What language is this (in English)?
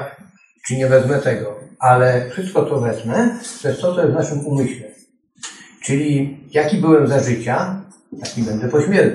Polish